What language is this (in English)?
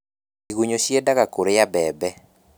Kikuyu